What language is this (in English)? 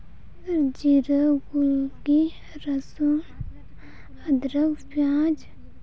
Santali